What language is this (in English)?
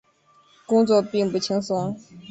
Chinese